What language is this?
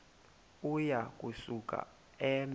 Xhosa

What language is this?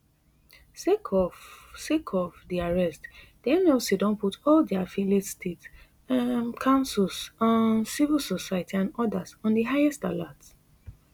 Nigerian Pidgin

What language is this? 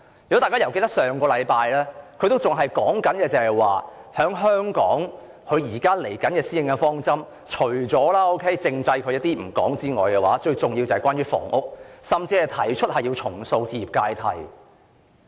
Cantonese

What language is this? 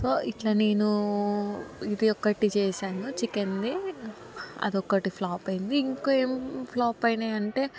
Telugu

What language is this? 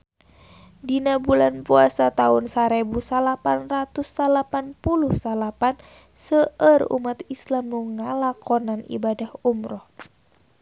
Sundanese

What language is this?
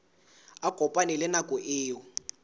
Southern Sotho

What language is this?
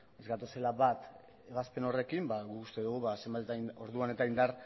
Basque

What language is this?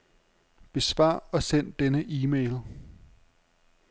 Danish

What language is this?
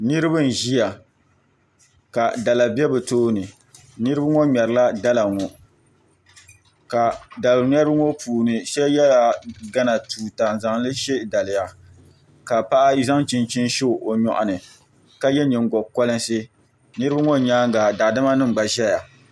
Dagbani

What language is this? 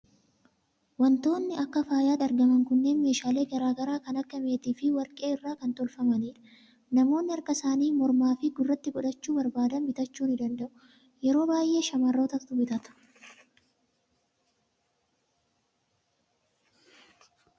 Oromo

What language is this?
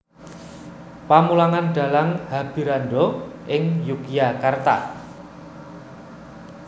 Javanese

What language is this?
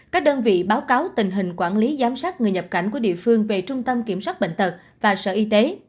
Vietnamese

